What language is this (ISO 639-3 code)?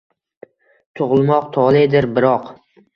uzb